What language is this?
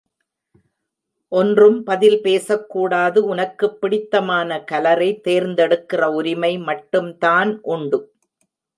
Tamil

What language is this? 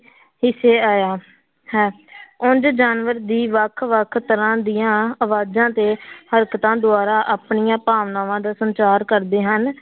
Punjabi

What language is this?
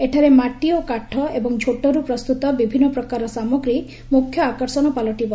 Odia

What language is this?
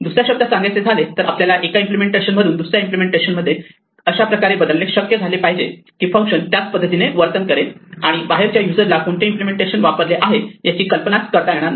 Marathi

